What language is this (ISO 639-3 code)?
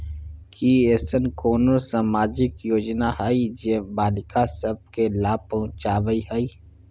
mai